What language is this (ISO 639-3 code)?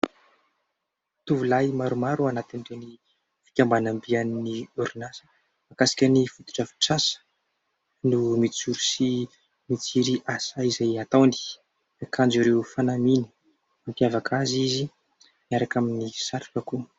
mlg